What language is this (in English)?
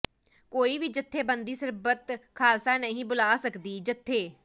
Punjabi